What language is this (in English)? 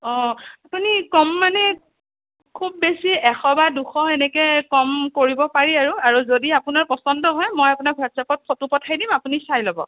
Assamese